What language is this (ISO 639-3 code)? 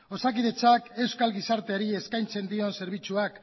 eus